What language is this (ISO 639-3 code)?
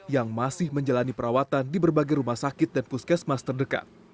ind